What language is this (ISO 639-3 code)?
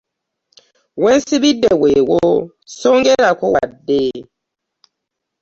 lug